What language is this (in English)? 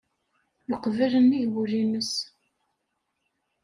Kabyle